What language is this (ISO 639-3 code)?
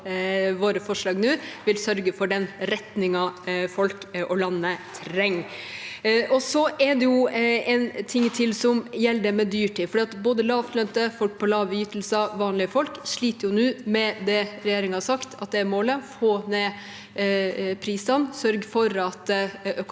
nor